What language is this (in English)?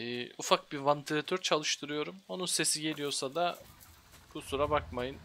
Turkish